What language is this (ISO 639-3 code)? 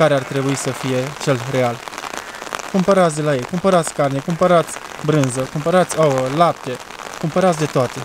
ron